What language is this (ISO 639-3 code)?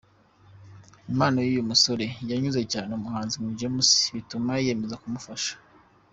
kin